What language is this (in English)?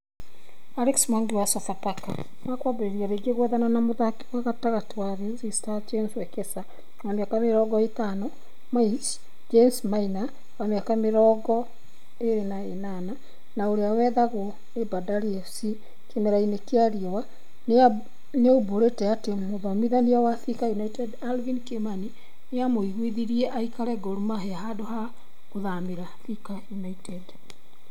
Kikuyu